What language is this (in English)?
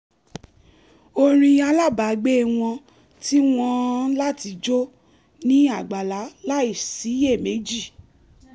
Yoruba